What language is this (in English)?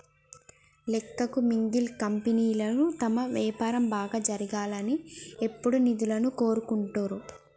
Telugu